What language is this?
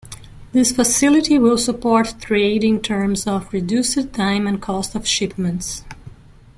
English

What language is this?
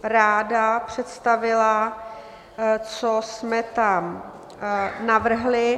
Czech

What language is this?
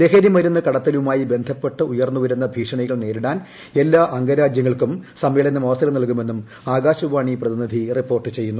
Malayalam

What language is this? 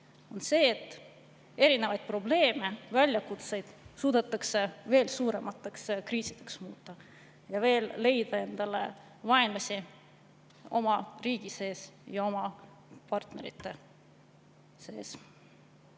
Estonian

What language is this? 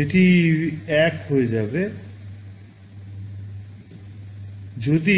Bangla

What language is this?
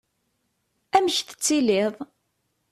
Kabyle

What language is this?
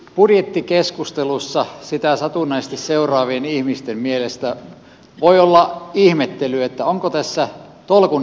Finnish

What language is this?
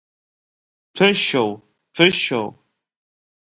Abkhazian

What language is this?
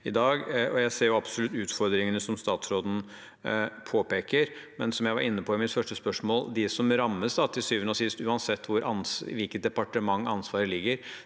Norwegian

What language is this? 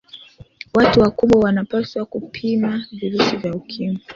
Swahili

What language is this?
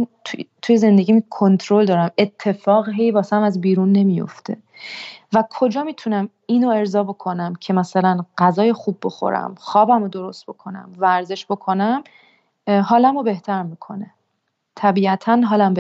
Persian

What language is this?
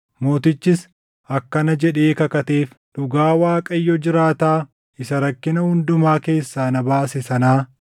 Oromo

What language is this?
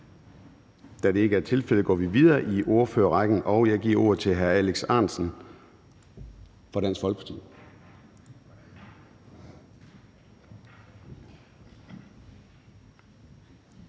Danish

